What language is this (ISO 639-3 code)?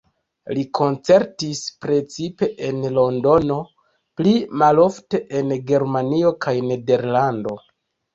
epo